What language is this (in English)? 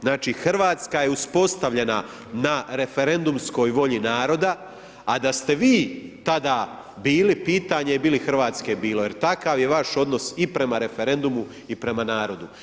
Croatian